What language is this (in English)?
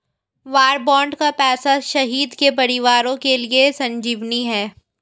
Hindi